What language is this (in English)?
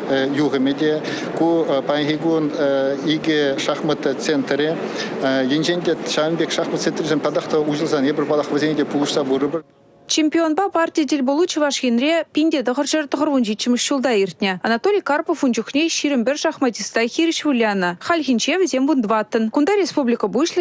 Russian